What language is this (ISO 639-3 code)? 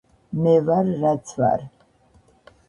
kat